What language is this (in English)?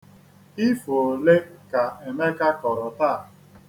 Igbo